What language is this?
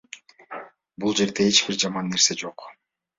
Kyrgyz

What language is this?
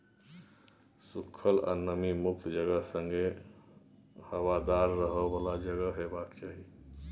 Maithili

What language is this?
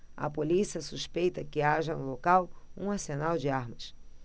Portuguese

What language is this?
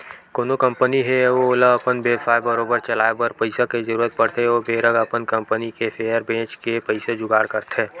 Chhattisgarhi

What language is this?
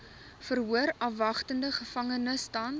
Afrikaans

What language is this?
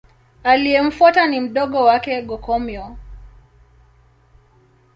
Swahili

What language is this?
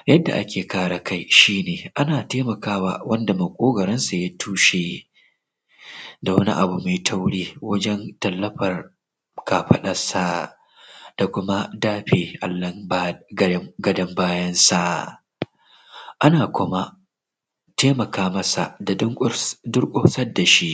Hausa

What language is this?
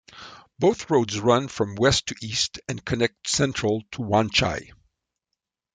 English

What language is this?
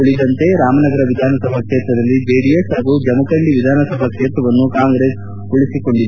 Kannada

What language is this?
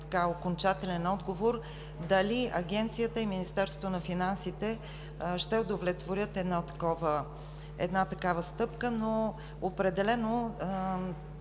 Bulgarian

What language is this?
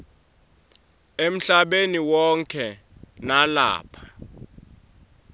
Swati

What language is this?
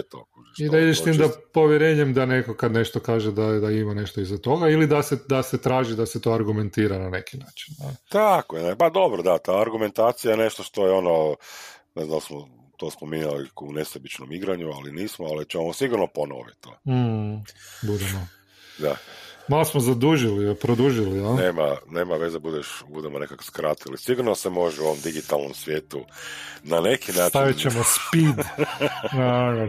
Croatian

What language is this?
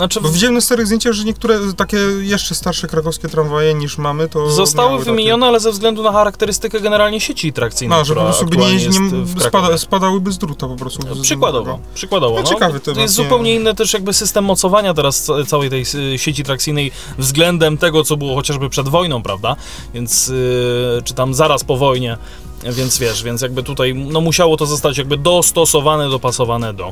Polish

